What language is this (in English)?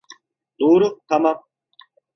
Turkish